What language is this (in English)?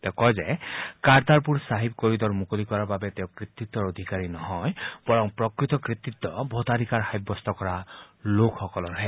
Assamese